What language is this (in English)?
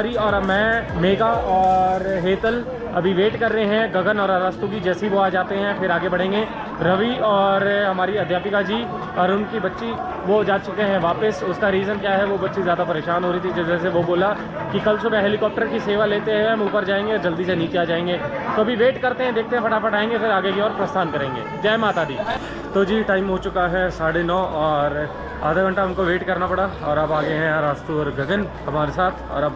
Hindi